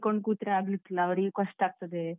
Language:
Kannada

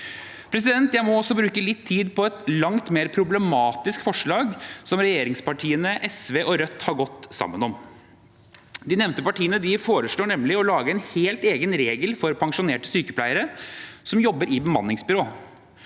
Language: Norwegian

